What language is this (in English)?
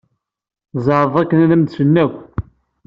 Kabyle